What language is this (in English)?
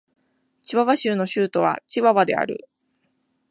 Japanese